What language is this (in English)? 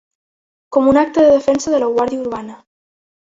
Catalan